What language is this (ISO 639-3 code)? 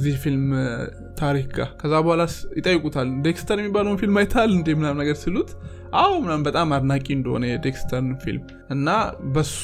amh